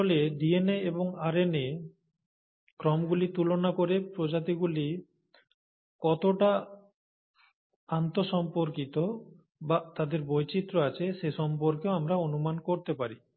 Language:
Bangla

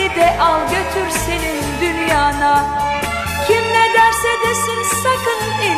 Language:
Turkish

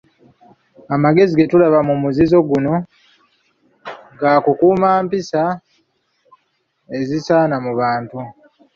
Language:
Ganda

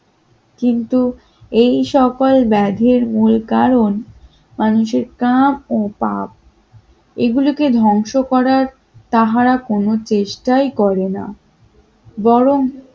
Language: Bangla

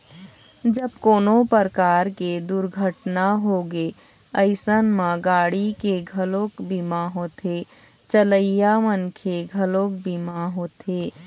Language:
Chhattisgarhi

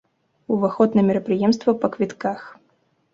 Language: Belarusian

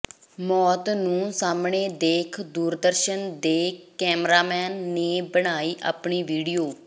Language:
Punjabi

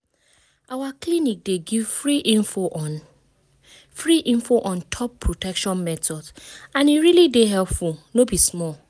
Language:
Nigerian Pidgin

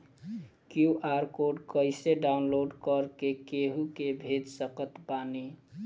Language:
Bhojpuri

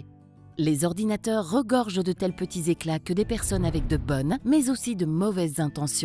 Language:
French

